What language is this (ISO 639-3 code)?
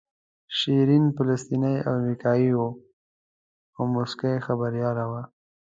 pus